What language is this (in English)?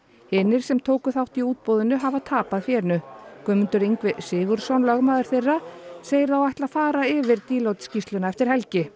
Icelandic